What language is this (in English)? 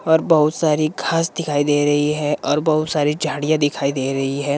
Hindi